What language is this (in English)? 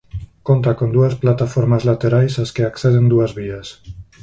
Galician